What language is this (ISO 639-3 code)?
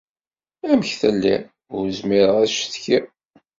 kab